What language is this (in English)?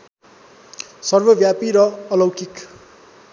Nepali